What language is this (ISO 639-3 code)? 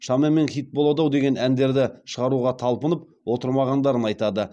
kaz